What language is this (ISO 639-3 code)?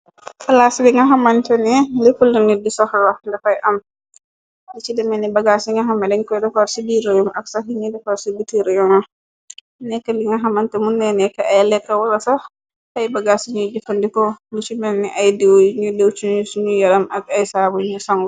wol